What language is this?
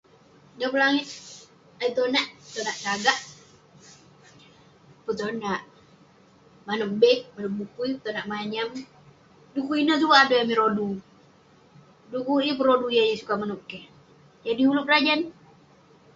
Western Penan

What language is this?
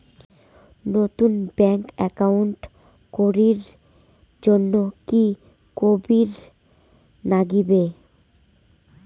Bangla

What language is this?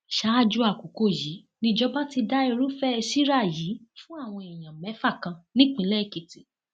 Yoruba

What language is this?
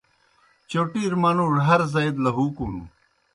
Kohistani Shina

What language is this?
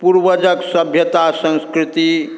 Maithili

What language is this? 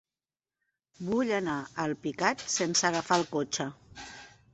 Catalan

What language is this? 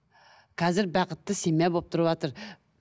Kazakh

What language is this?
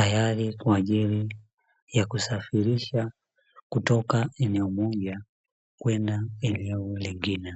Swahili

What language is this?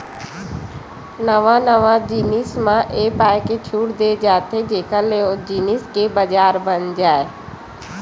Chhattisgarhi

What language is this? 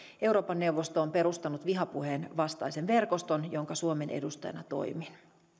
Finnish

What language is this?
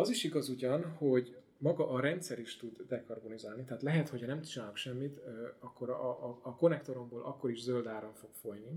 Hungarian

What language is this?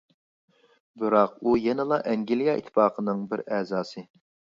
Uyghur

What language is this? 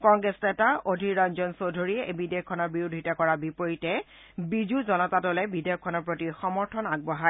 Assamese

